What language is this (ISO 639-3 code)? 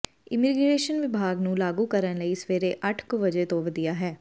pan